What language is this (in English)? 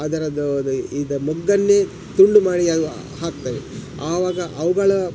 Kannada